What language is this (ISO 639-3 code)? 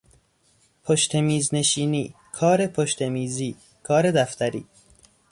fas